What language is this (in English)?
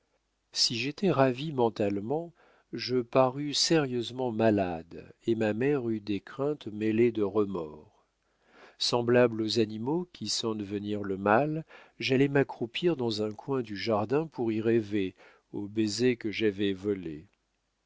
French